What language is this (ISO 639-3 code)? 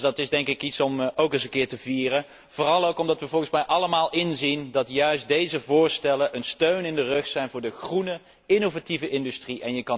nld